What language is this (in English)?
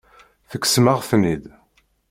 Kabyle